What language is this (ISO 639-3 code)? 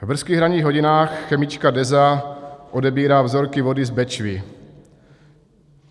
ces